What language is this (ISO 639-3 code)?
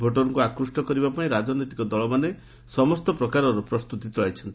ori